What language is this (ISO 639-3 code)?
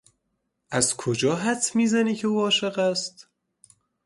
fas